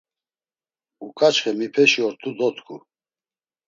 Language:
Laz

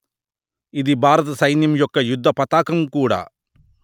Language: Telugu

